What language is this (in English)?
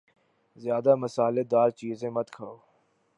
Urdu